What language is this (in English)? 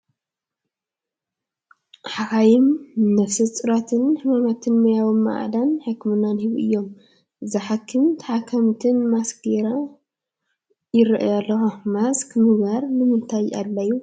Tigrinya